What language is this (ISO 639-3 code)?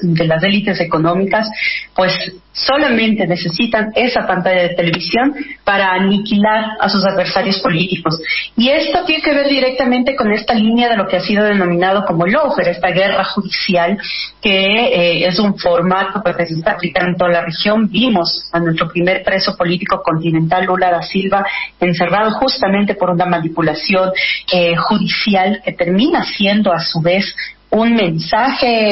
spa